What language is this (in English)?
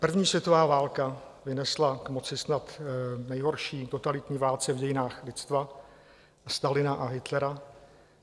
Czech